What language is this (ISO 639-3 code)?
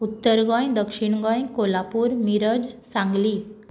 kok